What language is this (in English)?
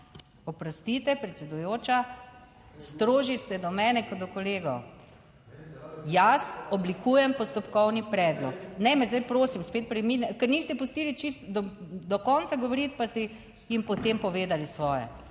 Slovenian